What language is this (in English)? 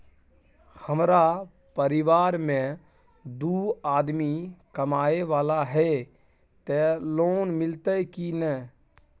Maithili